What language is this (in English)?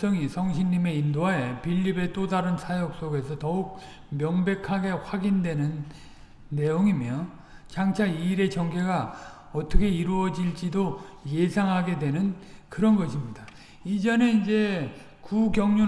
Korean